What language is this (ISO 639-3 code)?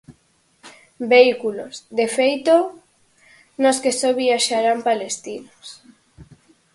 glg